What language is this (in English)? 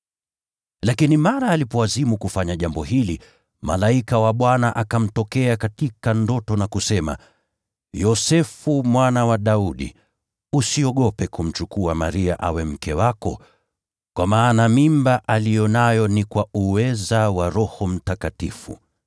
Swahili